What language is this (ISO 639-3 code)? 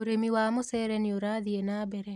kik